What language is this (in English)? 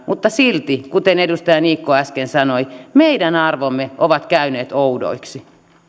Finnish